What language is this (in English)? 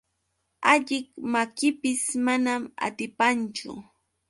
Yauyos Quechua